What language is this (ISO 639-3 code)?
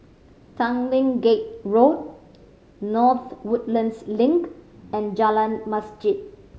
eng